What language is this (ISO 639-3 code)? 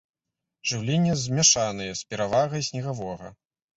bel